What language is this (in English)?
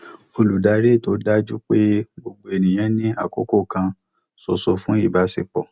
Yoruba